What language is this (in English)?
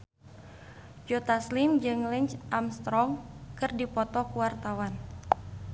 Sundanese